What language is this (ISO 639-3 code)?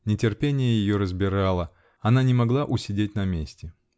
rus